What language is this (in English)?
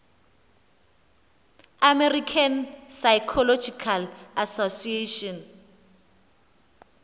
Xhosa